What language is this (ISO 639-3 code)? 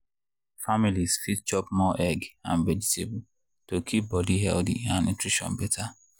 pcm